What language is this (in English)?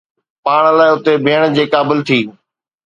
Sindhi